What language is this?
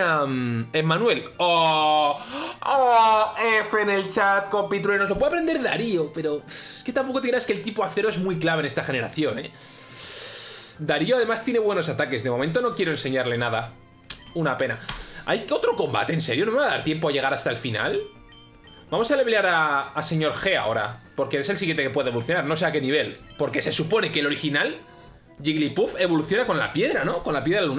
Spanish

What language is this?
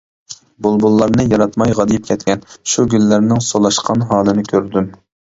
Uyghur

